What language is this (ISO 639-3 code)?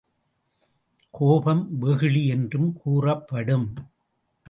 tam